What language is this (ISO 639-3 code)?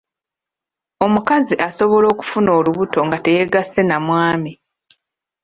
lug